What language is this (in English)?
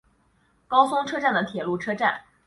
Chinese